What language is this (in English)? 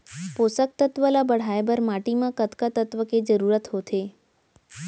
Chhattisgarhi